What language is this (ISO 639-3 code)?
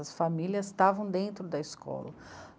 por